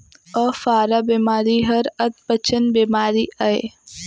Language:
Chhattisgarhi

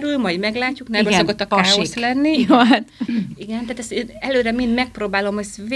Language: Hungarian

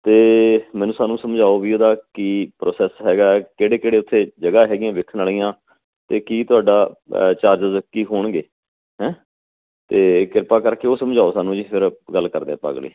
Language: Punjabi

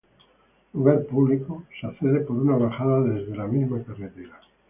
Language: Spanish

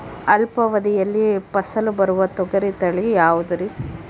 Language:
Kannada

